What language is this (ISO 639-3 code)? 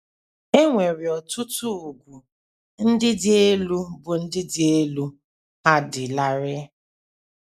ibo